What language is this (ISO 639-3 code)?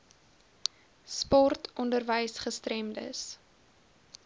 afr